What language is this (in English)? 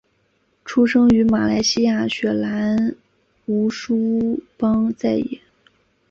Chinese